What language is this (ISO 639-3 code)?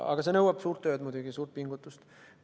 est